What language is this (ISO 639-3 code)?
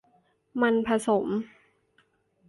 tha